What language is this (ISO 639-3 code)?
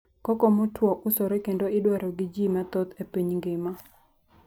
luo